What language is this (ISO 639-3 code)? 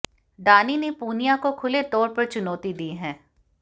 hin